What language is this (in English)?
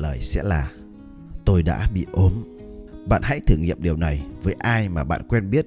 Vietnamese